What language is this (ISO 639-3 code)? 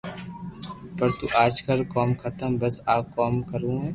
lrk